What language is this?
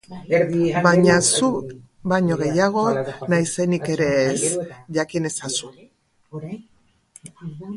Basque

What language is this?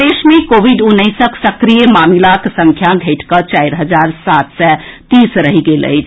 Maithili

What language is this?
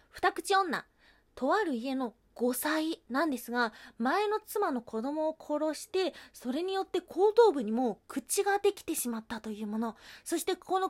Japanese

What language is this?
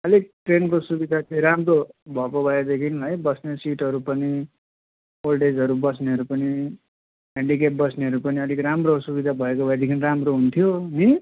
Nepali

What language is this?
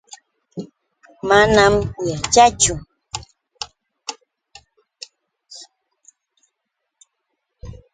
Yauyos Quechua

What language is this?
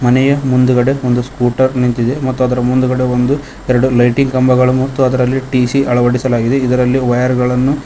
Kannada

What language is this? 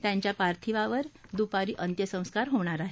Marathi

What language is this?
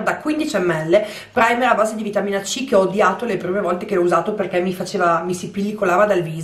Italian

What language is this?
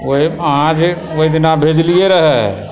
Maithili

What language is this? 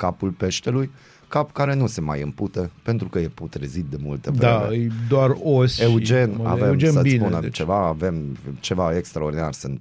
Romanian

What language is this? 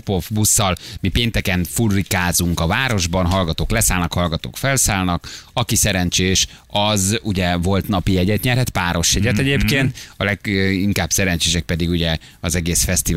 Hungarian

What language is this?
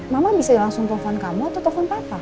Indonesian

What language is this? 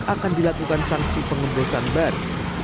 Indonesian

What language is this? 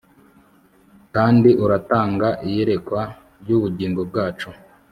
Kinyarwanda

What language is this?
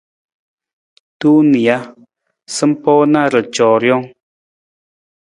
Nawdm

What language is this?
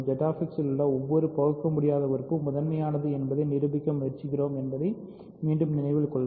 Tamil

